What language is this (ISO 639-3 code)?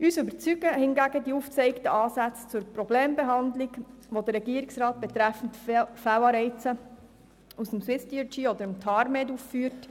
gsw